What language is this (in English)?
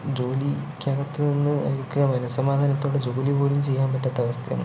Malayalam